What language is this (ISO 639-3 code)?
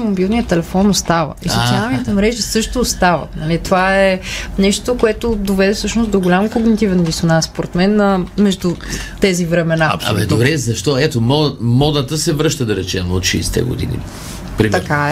bul